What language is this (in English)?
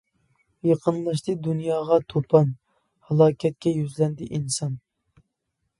Uyghur